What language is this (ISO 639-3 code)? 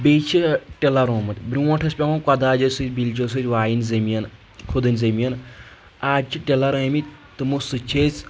kas